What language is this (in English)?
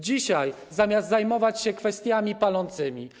Polish